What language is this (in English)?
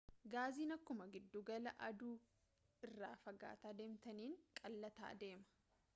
Oromo